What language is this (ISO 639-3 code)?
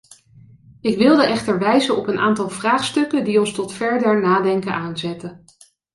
nld